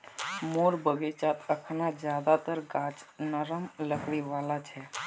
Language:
Magahi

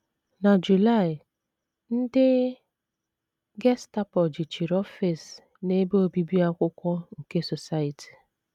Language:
Igbo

